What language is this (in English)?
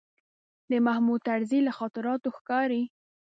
Pashto